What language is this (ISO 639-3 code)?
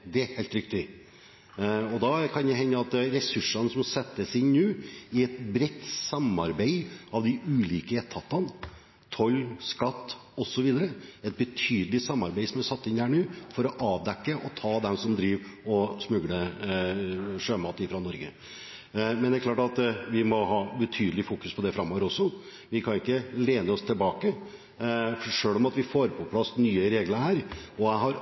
nob